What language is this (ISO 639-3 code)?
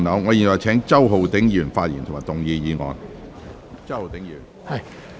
yue